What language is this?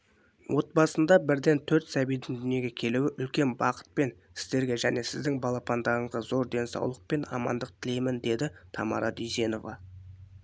Kazakh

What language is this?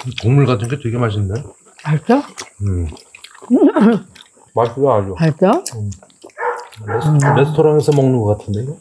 Korean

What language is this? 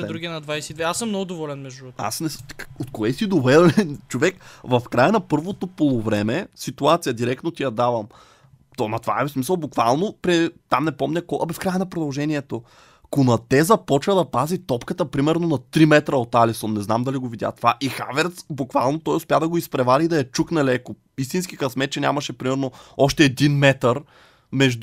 Bulgarian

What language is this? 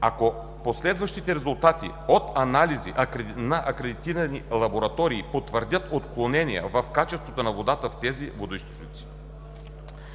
Bulgarian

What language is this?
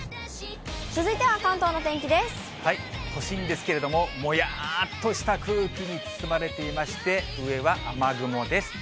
Japanese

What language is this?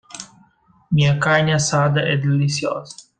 Portuguese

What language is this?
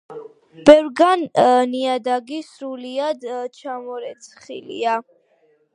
Georgian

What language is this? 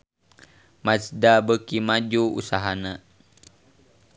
Sundanese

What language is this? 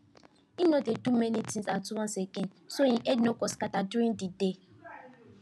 Nigerian Pidgin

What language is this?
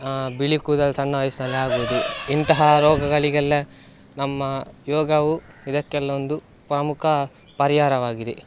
Kannada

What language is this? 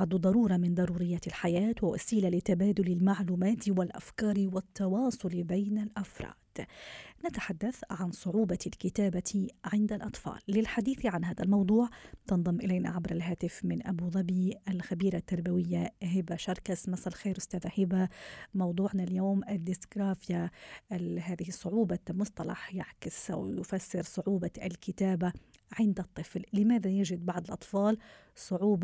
Arabic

